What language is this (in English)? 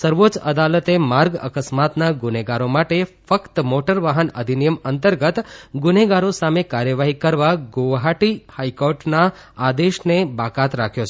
Gujarati